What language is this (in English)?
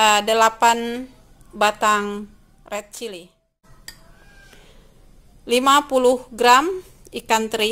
Indonesian